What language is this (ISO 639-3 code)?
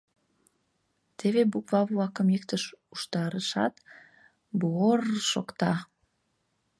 chm